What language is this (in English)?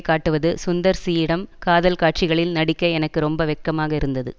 Tamil